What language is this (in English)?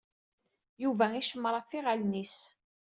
Kabyle